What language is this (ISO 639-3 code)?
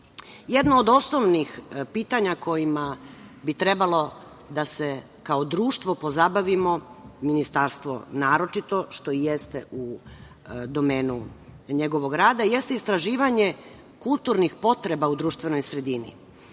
srp